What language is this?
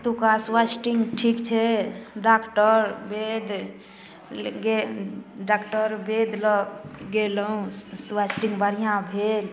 Maithili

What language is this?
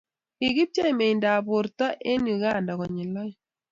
Kalenjin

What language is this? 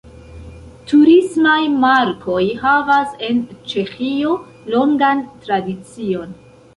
Esperanto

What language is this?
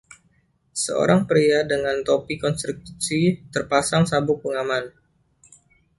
Indonesian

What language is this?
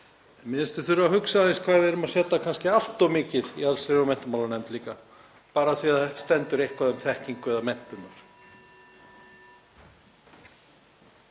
Icelandic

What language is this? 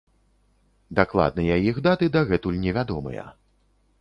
Belarusian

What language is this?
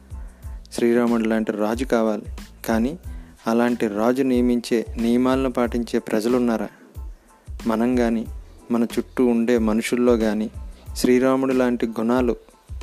Telugu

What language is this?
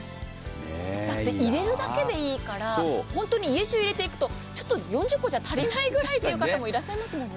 Japanese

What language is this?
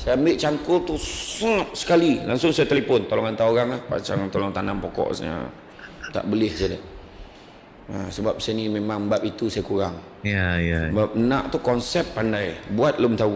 Malay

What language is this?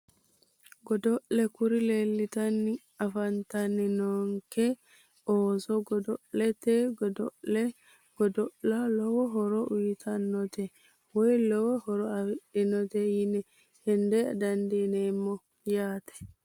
Sidamo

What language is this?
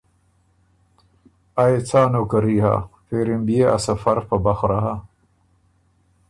Ormuri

